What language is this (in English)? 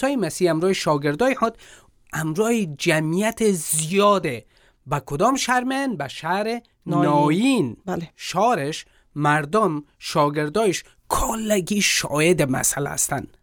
Persian